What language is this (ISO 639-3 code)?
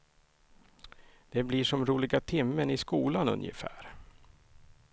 swe